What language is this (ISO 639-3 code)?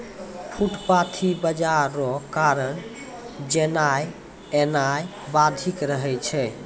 mai